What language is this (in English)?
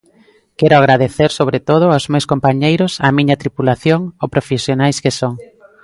Galician